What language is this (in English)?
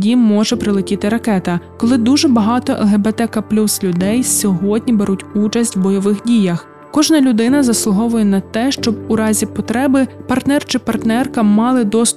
Ukrainian